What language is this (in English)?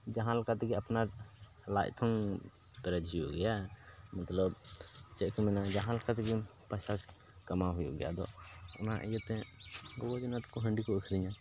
Santali